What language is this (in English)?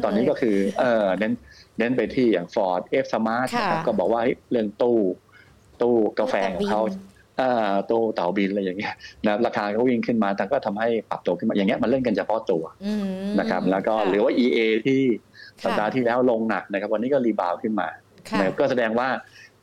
Thai